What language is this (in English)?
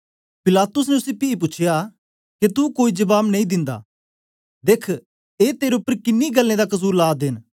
Dogri